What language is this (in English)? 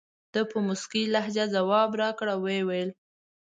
Pashto